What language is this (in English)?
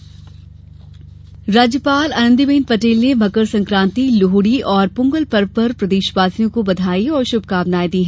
Hindi